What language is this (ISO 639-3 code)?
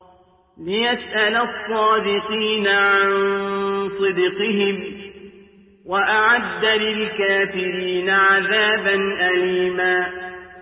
ara